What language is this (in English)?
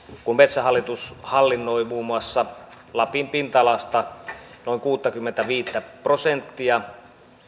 Finnish